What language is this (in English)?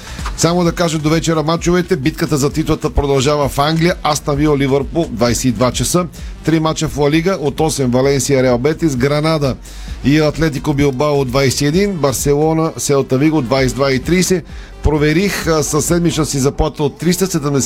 Bulgarian